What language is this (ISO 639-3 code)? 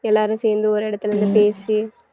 tam